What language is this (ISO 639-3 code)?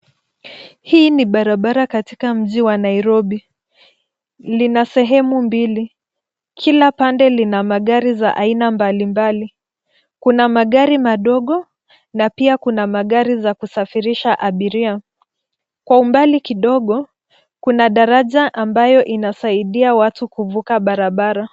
swa